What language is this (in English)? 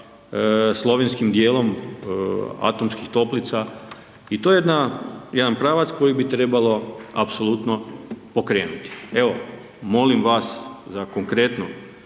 Croatian